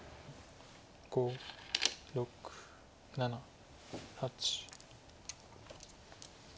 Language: Japanese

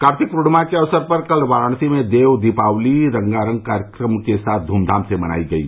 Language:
Hindi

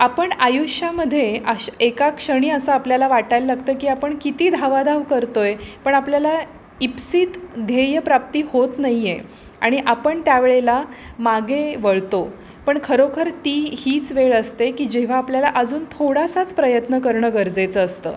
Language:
Marathi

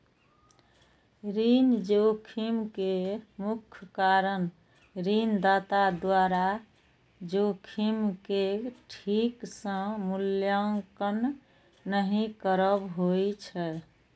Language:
Maithili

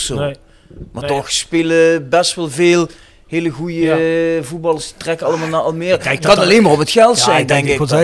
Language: Dutch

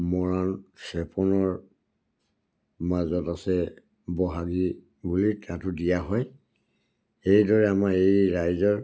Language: Assamese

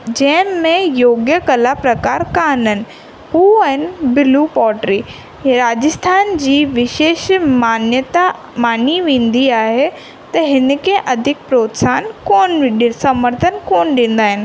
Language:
Sindhi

